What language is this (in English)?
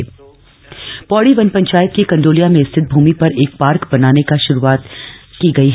Hindi